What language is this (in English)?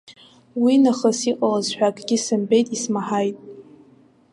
Abkhazian